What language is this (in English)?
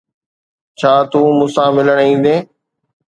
Sindhi